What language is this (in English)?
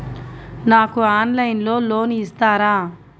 Telugu